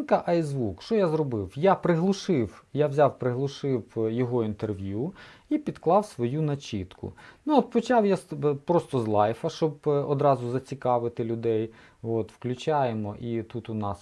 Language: Ukrainian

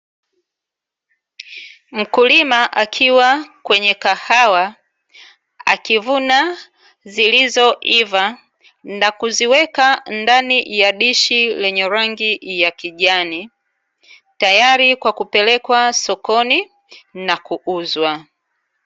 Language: Swahili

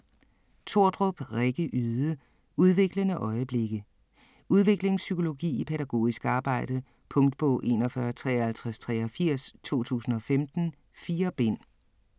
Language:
Danish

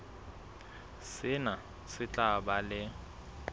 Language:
Southern Sotho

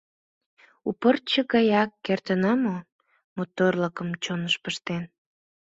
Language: Mari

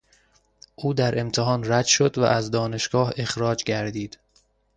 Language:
Persian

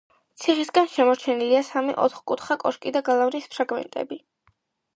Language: Georgian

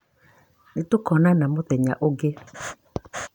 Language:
Kikuyu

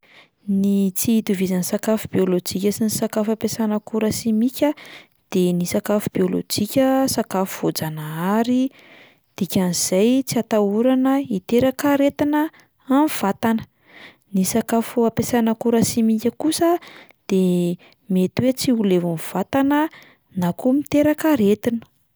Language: Malagasy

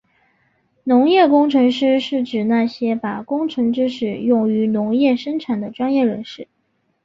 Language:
Chinese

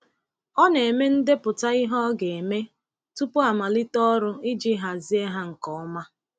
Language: Igbo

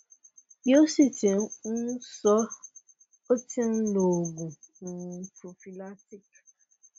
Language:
Yoruba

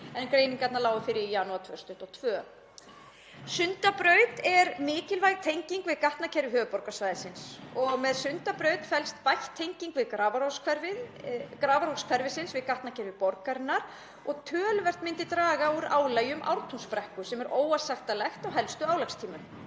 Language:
Icelandic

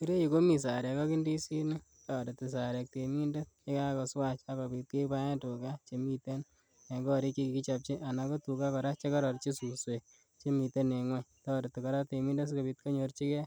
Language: Kalenjin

